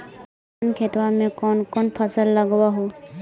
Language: Magahi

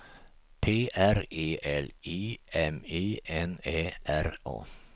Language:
Swedish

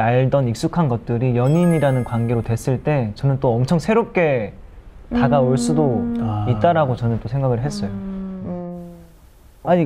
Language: Korean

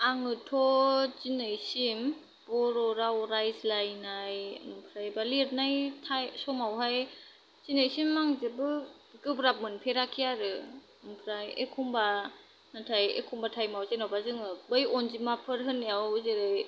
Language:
Bodo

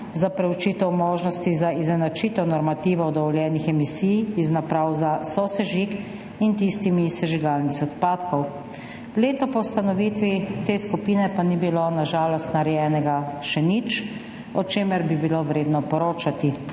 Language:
Slovenian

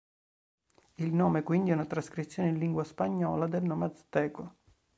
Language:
Italian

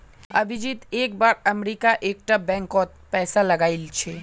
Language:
Magahi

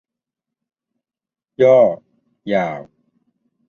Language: Thai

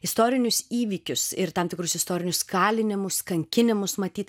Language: Lithuanian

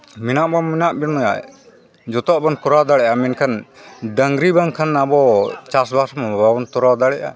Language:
Santali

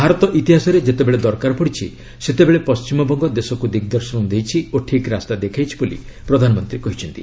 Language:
Odia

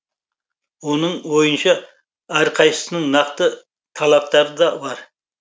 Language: Kazakh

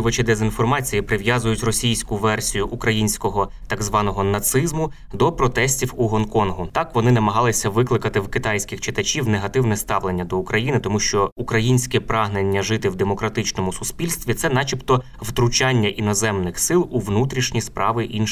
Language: Ukrainian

